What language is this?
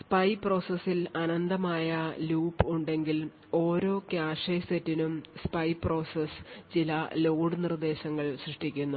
Malayalam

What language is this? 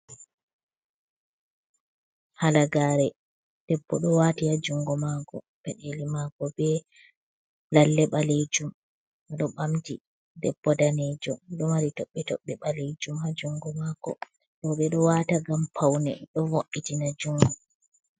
Fula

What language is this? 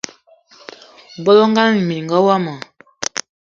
Eton (Cameroon)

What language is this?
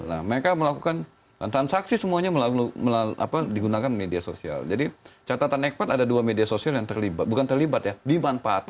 Indonesian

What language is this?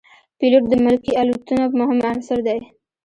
Pashto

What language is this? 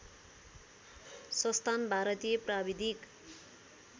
Nepali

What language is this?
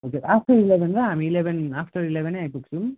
Nepali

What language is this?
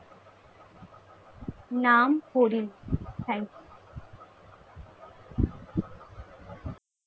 Bangla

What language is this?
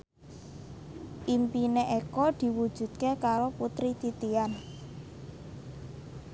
Javanese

